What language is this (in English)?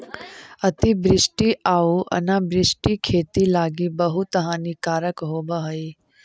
Magahi